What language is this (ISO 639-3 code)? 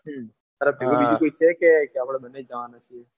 guj